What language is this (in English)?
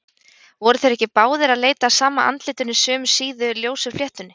Icelandic